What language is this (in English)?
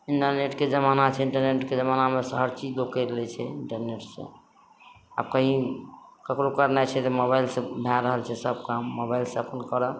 Maithili